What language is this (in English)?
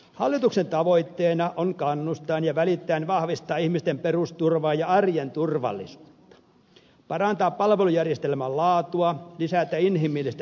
Finnish